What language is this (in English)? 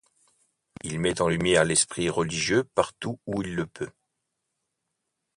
French